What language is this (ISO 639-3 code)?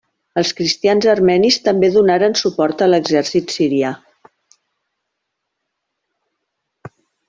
cat